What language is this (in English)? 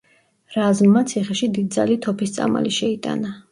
Georgian